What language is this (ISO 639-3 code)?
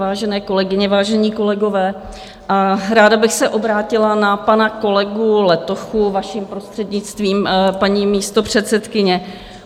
ces